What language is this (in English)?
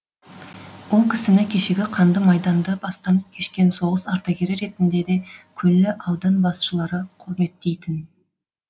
Kazakh